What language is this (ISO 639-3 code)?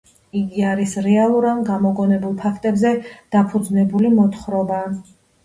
kat